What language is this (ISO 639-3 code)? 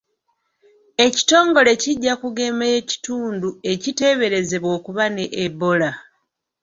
lug